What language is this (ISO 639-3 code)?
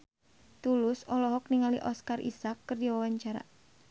sun